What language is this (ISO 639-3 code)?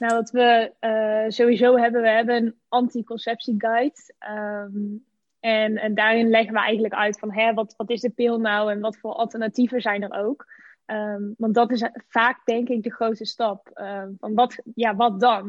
nld